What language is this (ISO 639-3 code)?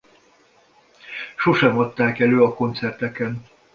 hun